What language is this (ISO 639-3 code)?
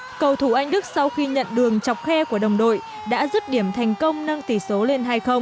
vie